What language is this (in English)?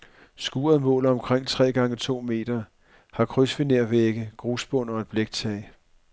Danish